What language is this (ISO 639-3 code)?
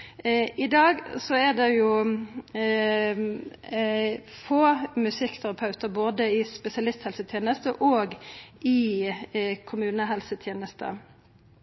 nno